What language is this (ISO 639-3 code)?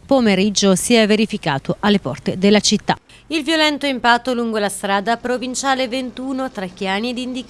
ita